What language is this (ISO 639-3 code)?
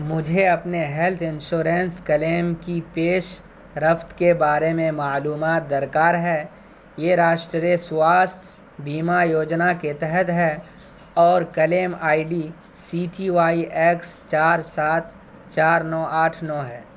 urd